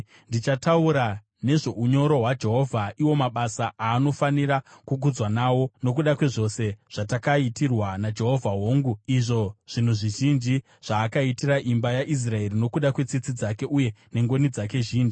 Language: Shona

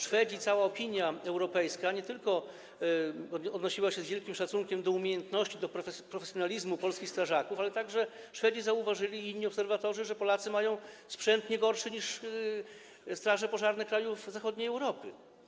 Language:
Polish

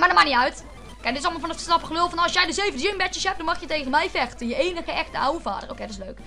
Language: Dutch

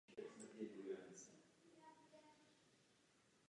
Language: Czech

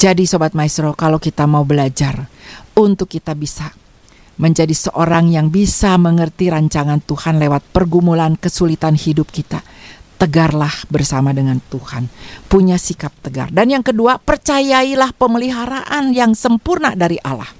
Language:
Indonesian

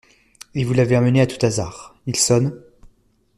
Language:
French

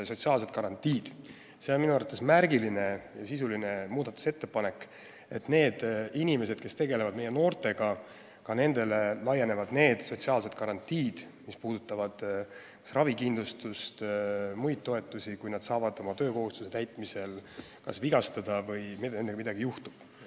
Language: Estonian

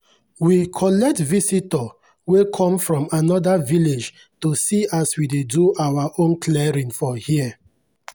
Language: Nigerian Pidgin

